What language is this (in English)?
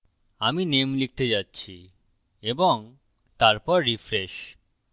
Bangla